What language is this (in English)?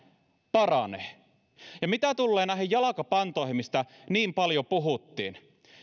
Finnish